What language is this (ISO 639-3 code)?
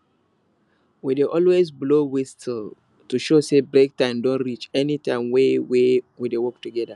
pcm